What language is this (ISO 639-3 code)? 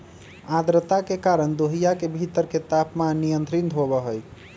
mag